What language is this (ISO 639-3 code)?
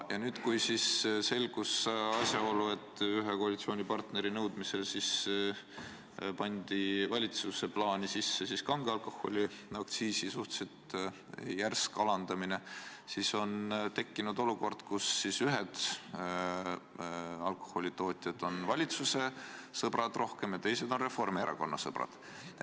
est